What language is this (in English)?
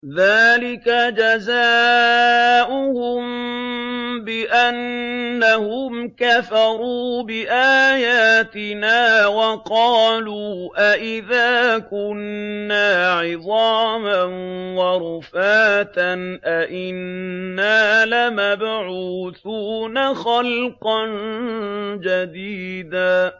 Arabic